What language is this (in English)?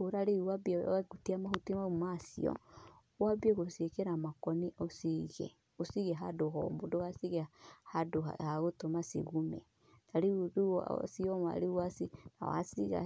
Kikuyu